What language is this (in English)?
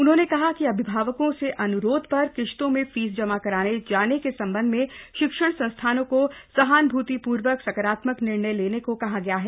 Hindi